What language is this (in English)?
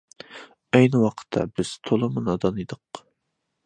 Uyghur